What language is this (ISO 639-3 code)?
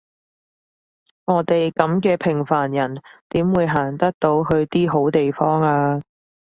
yue